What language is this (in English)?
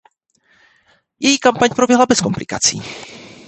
Czech